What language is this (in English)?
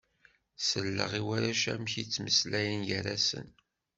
Kabyle